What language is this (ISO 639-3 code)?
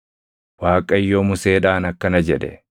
orm